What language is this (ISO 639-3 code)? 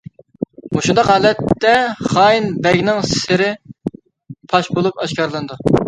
uig